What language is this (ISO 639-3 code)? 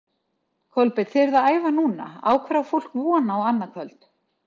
isl